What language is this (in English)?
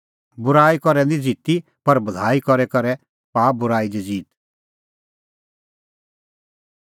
Kullu Pahari